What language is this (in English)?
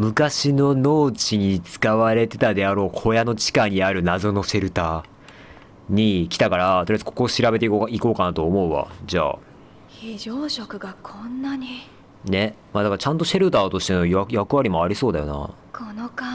Japanese